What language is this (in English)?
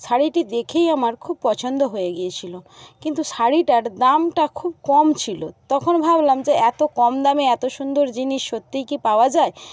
Bangla